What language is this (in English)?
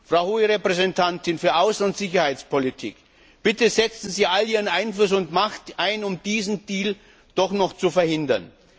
German